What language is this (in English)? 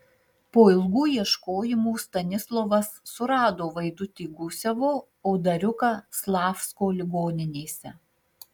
Lithuanian